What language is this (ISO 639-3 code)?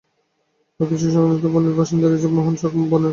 ben